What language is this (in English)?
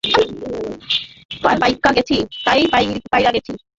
Bangla